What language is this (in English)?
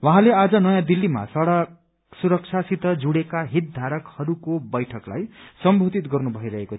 Nepali